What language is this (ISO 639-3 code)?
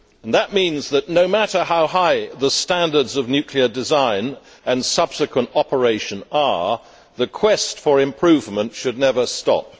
eng